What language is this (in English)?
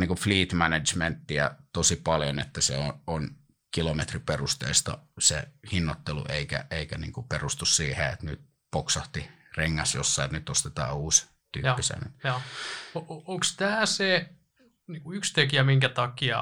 Finnish